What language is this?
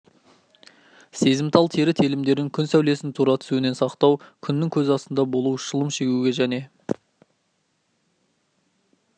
Kazakh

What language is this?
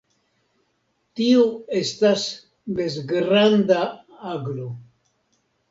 Esperanto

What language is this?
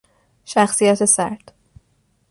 Persian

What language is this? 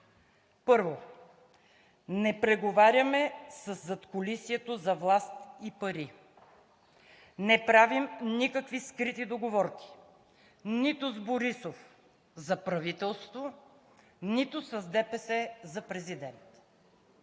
Bulgarian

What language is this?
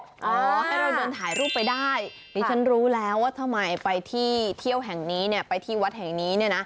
Thai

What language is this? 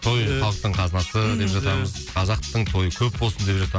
Kazakh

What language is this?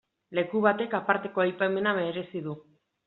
Basque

